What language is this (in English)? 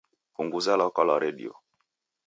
Taita